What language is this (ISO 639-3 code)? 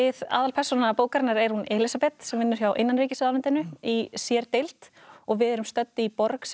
isl